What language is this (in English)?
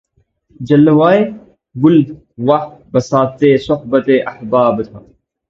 Urdu